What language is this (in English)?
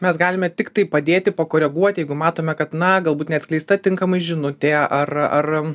Lithuanian